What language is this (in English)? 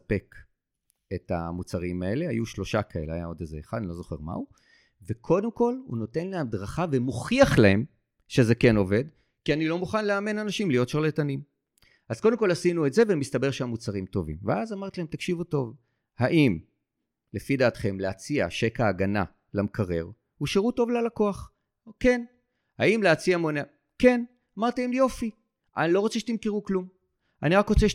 Hebrew